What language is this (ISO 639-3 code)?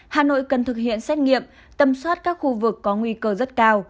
vie